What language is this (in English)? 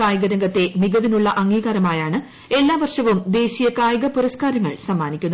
Malayalam